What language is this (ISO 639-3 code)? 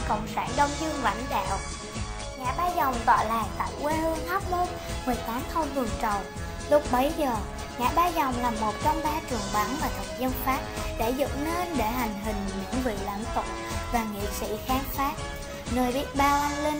vie